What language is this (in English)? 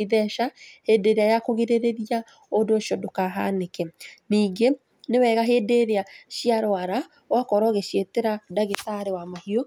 Kikuyu